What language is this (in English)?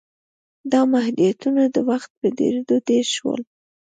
Pashto